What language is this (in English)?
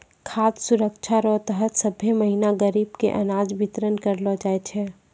Maithili